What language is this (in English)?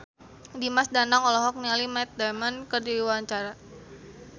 Sundanese